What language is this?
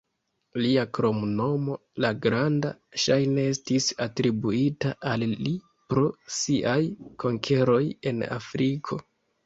Esperanto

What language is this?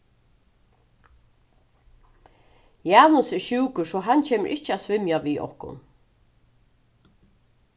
Faroese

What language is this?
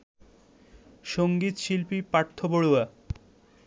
Bangla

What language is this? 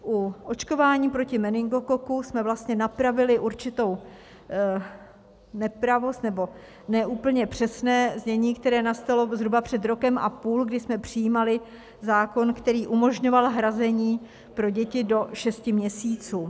Czech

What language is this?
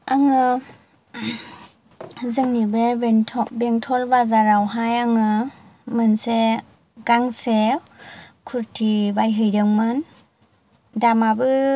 Bodo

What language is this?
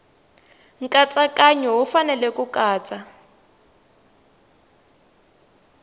Tsonga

